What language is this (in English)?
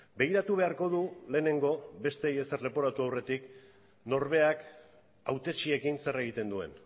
Basque